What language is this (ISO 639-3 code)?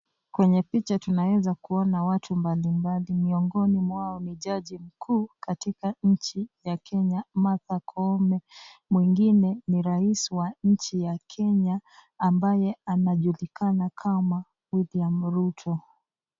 swa